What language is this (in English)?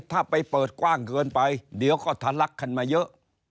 Thai